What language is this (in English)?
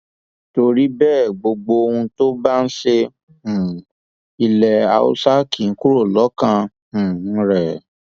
Yoruba